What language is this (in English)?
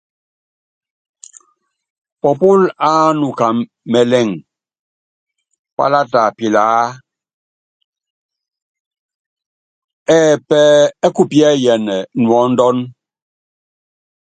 Yangben